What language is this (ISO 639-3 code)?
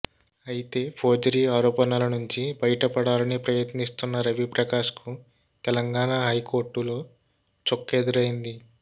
tel